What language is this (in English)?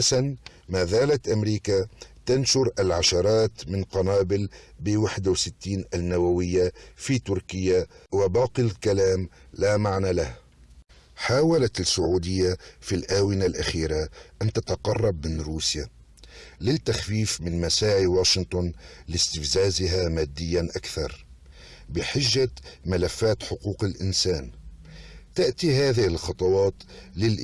Arabic